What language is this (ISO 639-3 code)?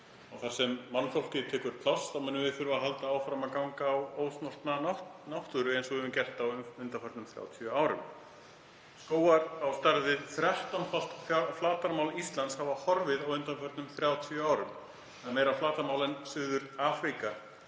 isl